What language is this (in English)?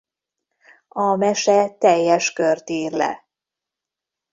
Hungarian